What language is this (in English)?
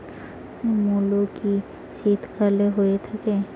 Bangla